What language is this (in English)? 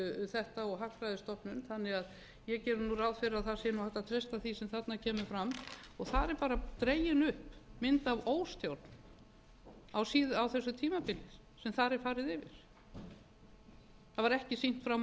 Icelandic